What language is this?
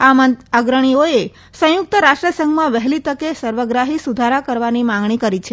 Gujarati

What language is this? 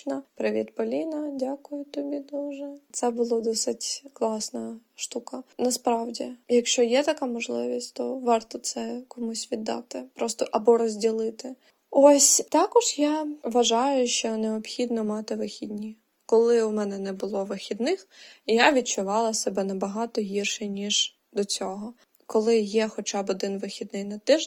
Ukrainian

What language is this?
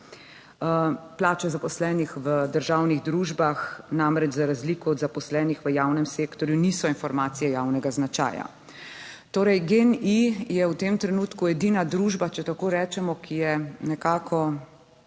Slovenian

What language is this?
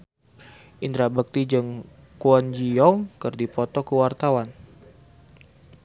Sundanese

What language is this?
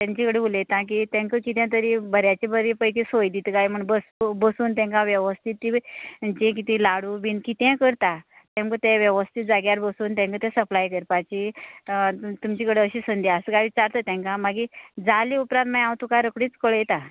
Konkani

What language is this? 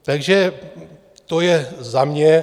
Czech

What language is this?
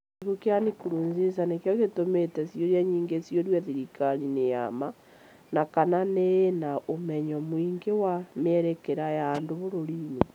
Kikuyu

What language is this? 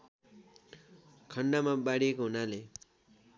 Nepali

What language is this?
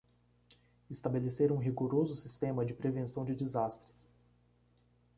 Portuguese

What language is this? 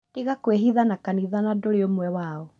Kikuyu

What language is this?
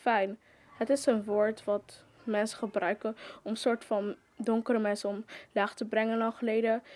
Dutch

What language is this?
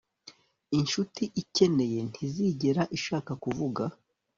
Kinyarwanda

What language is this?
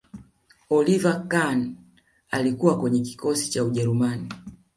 Swahili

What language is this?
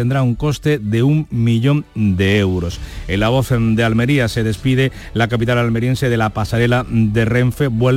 Spanish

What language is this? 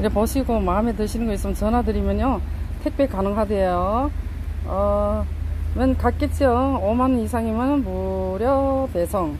Korean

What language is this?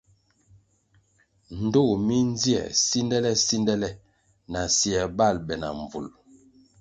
Kwasio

